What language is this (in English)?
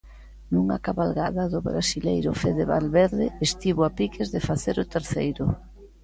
Galician